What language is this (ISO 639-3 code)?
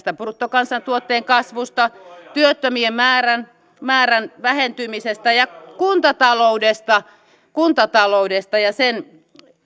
fin